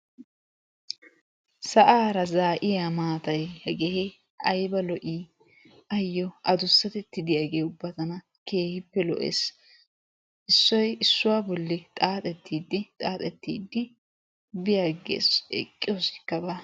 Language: Wolaytta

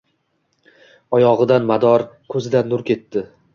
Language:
Uzbek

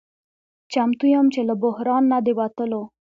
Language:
Pashto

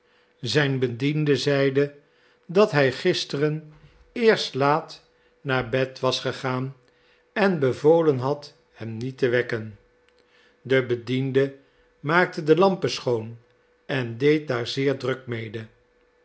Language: Dutch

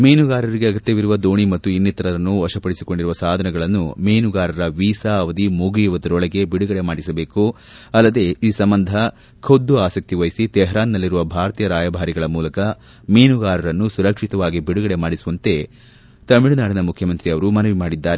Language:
Kannada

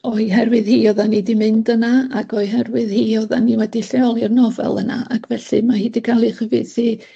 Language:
Welsh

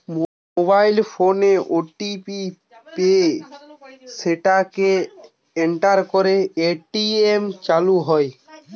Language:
Bangla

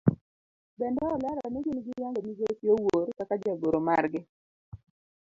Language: Luo (Kenya and Tanzania)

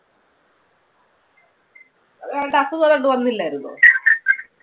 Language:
Malayalam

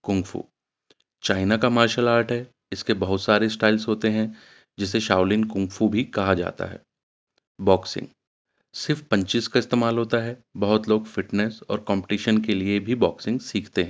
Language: Urdu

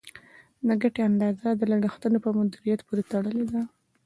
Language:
Pashto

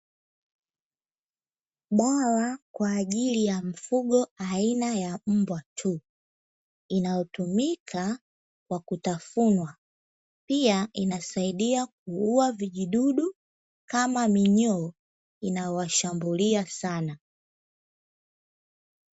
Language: Swahili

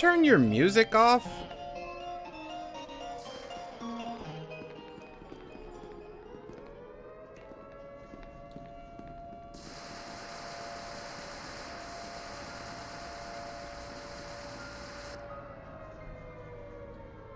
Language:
English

